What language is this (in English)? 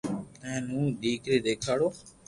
Loarki